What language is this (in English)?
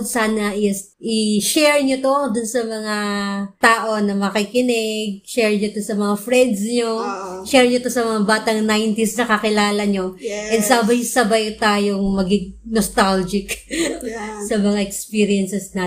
Filipino